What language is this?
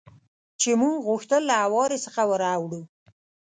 Pashto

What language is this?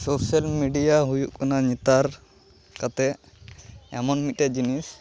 Santali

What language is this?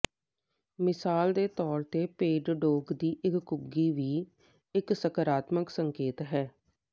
Punjabi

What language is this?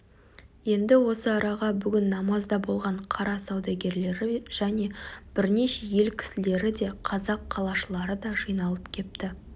Kazakh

